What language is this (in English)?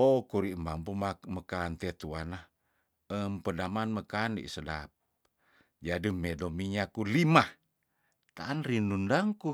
Tondano